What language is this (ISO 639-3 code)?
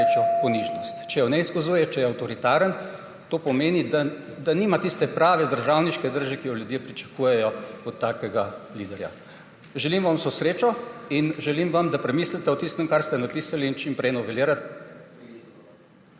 slv